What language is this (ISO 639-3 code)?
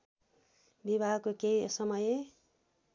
nep